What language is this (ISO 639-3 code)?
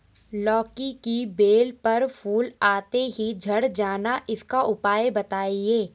hin